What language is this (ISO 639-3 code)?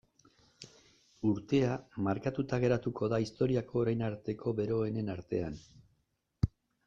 eus